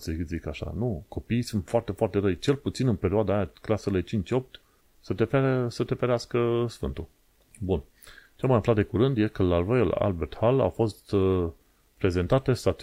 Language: Romanian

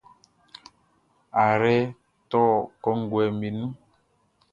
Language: Baoulé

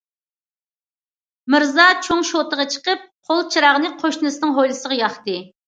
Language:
Uyghur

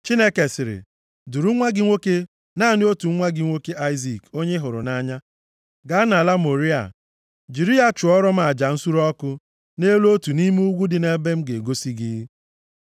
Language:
Igbo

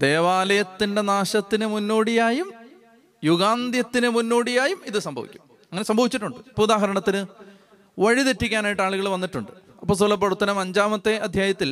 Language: Malayalam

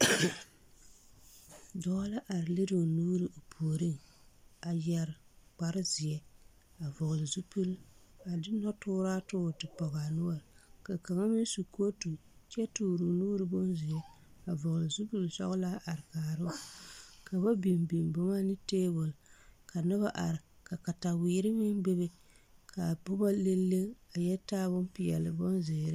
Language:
Southern Dagaare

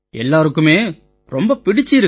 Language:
Tamil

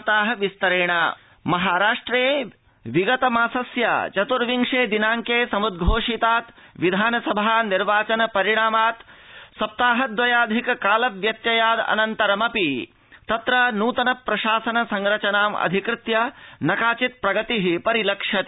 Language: Sanskrit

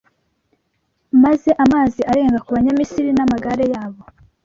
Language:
Kinyarwanda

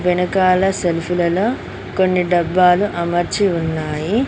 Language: Telugu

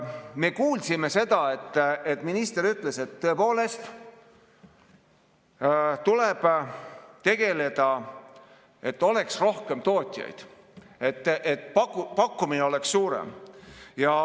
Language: Estonian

